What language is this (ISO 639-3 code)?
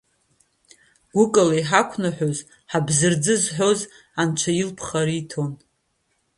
abk